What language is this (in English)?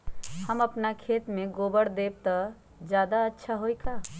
Magahi